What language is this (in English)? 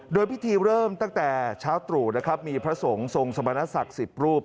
Thai